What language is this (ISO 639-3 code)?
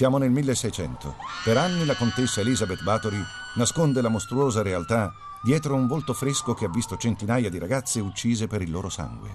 ita